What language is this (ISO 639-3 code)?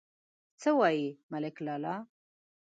pus